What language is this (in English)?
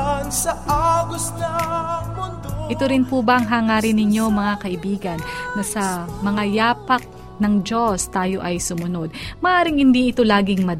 Filipino